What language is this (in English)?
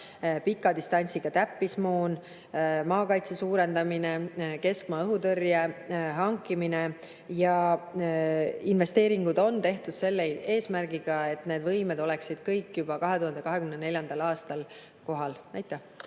Estonian